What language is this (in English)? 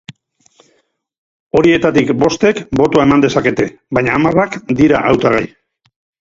Basque